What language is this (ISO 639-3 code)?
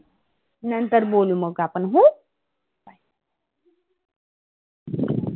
mar